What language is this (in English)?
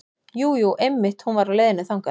Icelandic